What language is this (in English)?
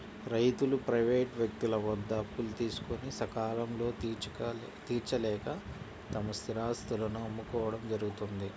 Telugu